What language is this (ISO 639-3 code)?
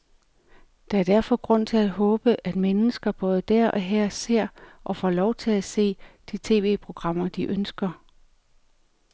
dan